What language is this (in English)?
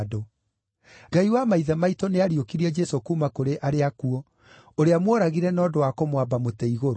Kikuyu